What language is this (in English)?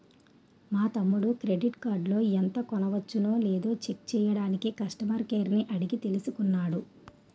Telugu